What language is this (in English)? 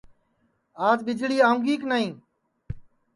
Sansi